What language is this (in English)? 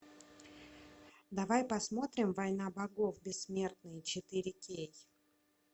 Russian